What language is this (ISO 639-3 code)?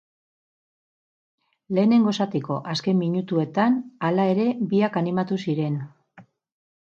eus